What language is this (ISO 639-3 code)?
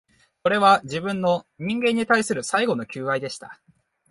jpn